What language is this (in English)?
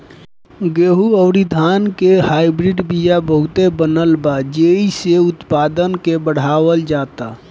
Bhojpuri